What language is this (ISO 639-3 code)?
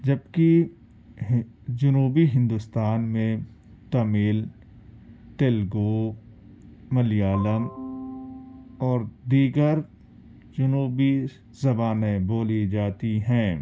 urd